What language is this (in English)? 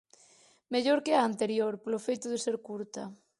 Galician